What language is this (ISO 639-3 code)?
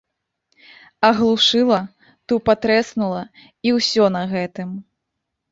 bel